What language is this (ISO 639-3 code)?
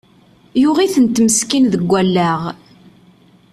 kab